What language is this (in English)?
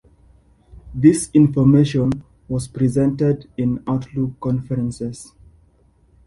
English